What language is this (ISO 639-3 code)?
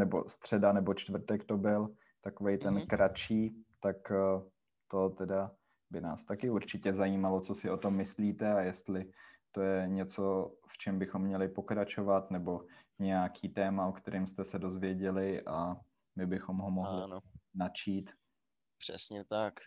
ces